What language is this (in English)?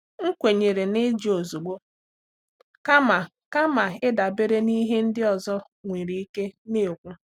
Igbo